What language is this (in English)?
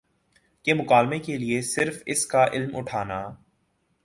Urdu